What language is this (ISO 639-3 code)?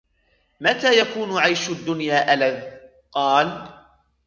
ara